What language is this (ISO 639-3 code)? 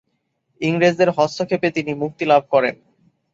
ben